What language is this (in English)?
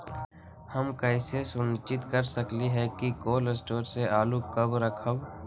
Magahi